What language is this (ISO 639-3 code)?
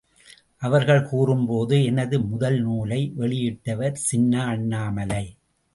tam